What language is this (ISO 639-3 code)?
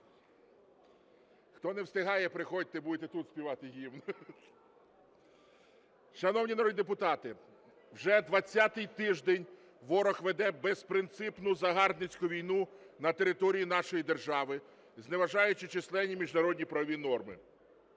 ukr